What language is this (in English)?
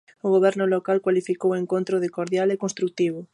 Galician